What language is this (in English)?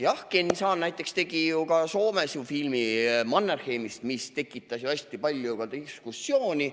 Estonian